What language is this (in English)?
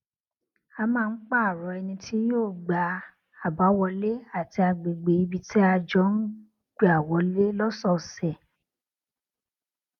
Yoruba